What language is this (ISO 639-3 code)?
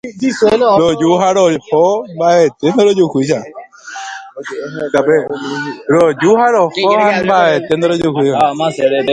grn